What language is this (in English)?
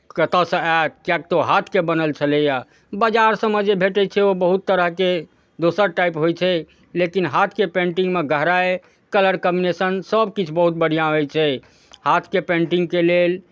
Maithili